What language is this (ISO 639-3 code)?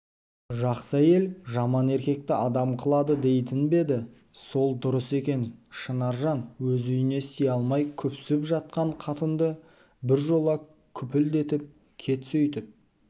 kaz